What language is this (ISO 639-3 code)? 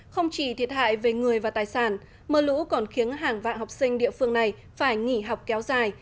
vie